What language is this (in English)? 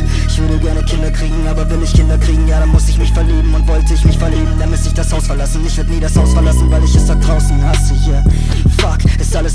German